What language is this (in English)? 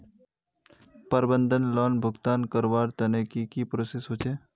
Magahi